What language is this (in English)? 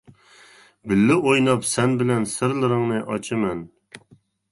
Uyghur